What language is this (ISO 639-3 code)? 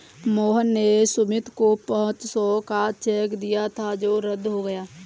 hin